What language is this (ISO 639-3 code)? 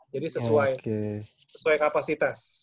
ind